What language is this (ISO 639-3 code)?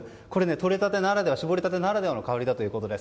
jpn